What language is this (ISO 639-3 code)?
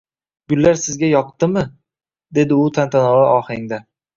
uzb